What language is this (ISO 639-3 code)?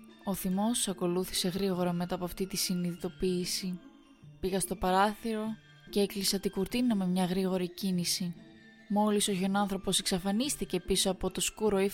ell